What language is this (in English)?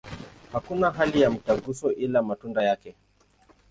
Swahili